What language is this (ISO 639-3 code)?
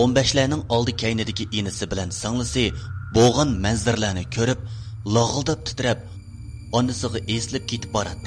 tur